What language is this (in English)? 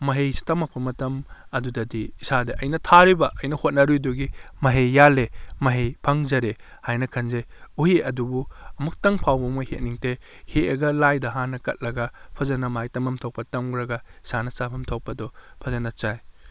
Manipuri